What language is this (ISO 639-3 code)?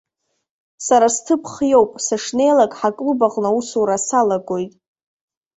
abk